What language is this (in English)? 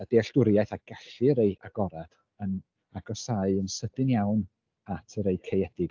Welsh